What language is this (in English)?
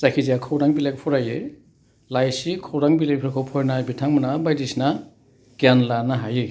Bodo